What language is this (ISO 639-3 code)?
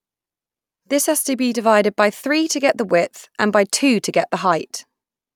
eng